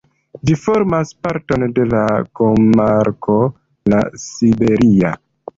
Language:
Esperanto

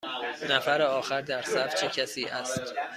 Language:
Persian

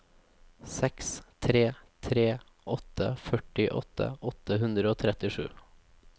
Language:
Norwegian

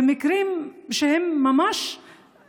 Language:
Hebrew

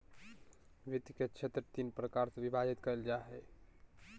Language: Magahi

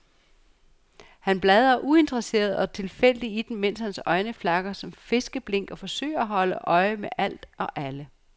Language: Danish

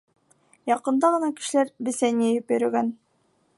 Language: Bashkir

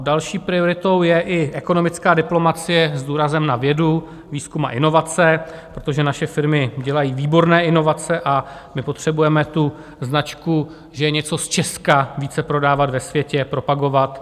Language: Czech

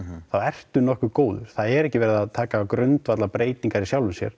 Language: Icelandic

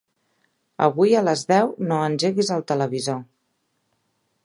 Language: Catalan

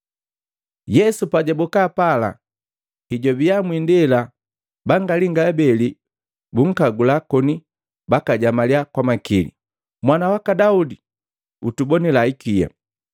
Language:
Matengo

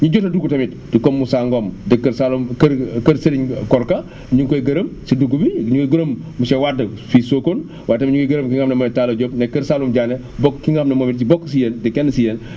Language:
Wolof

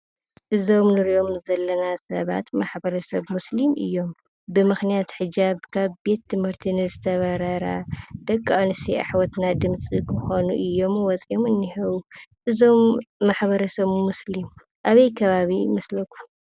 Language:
Tigrinya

